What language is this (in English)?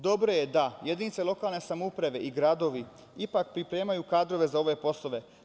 Serbian